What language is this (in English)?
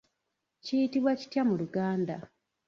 Ganda